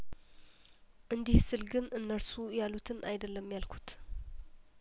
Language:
Amharic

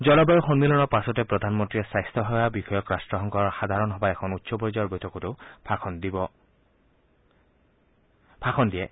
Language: Assamese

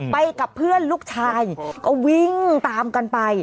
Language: Thai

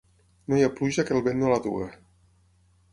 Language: Catalan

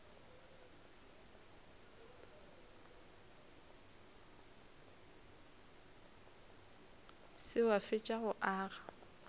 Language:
Northern Sotho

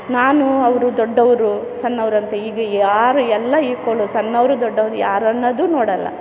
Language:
Kannada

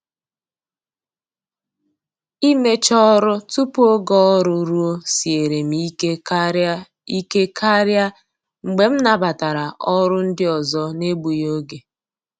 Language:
Igbo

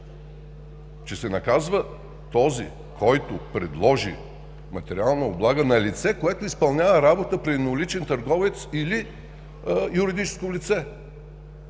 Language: Bulgarian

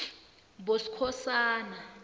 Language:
South Ndebele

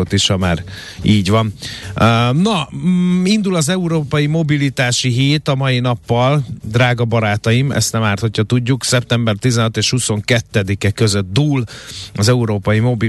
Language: Hungarian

